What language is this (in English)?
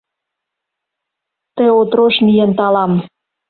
Mari